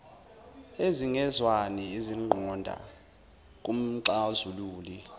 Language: Zulu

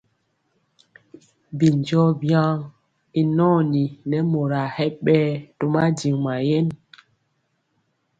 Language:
Mpiemo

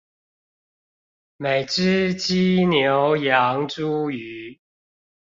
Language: Chinese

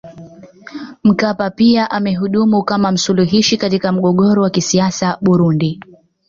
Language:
Swahili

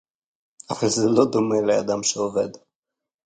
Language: Hebrew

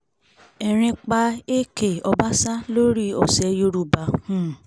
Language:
Yoruba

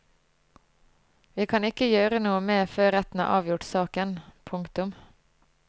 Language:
Norwegian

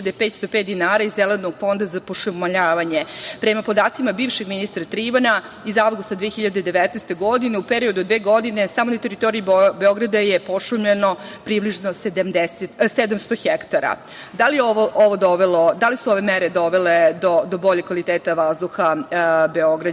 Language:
Serbian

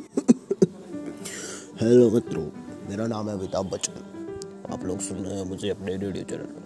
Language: Hindi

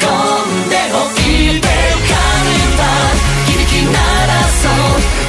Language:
Japanese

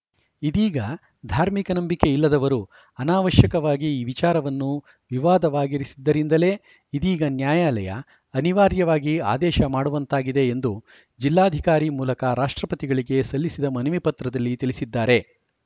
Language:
Kannada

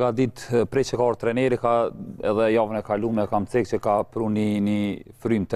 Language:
Romanian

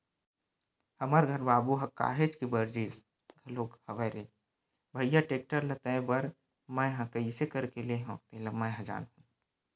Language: Chhattisgarhi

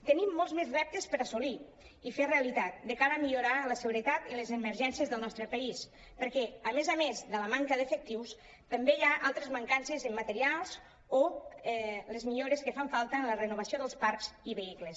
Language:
Catalan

